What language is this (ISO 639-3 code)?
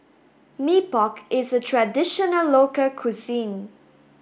eng